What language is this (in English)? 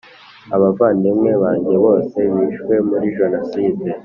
Kinyarwanda